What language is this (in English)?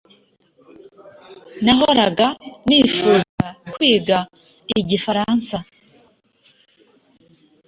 Kinyarwanda